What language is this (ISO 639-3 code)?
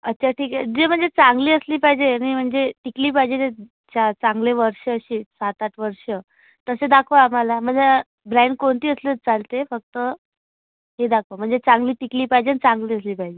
mar